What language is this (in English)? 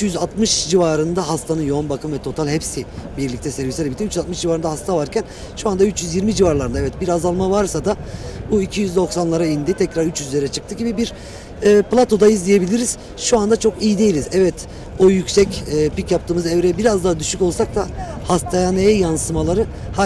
Turkish